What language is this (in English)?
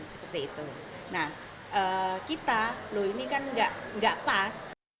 Indonesian